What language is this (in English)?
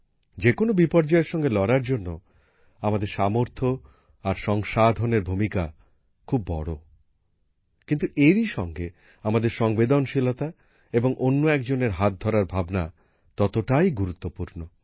Bangla